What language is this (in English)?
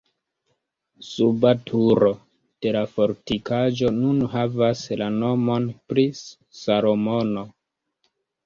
Esperanto